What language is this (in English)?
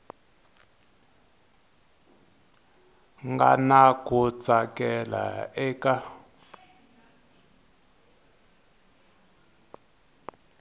Tsonga